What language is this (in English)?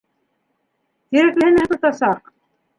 Bashkir